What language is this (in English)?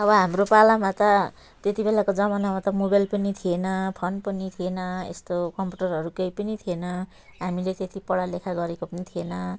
Nepali